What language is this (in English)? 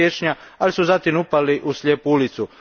Croatian